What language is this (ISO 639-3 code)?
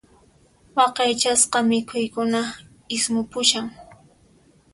qxp